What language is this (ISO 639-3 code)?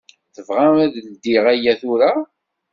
kab